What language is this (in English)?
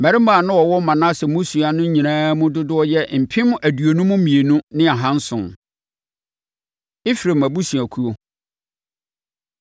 Akan